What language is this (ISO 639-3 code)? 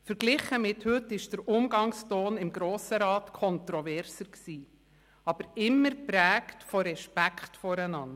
gsw